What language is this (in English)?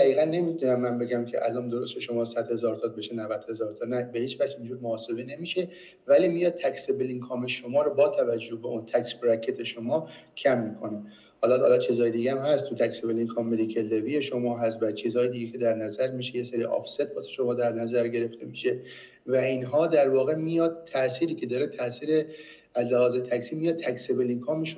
Persian